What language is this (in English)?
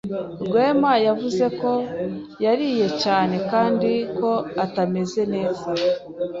Kinyarwanda